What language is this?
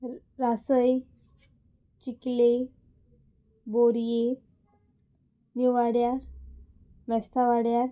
Konkani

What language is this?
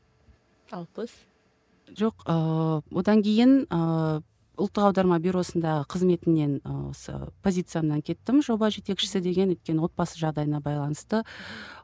Kazakh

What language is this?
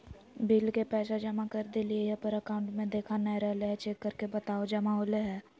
Magahi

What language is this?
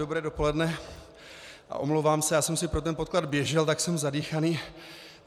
Czech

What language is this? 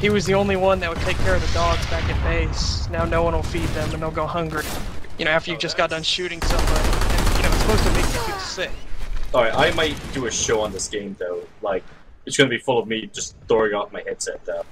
English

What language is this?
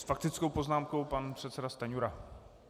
Czech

